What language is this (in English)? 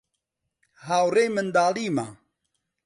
Central Kurdish